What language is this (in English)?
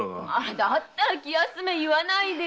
Japanese